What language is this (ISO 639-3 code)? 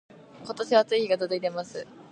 jpn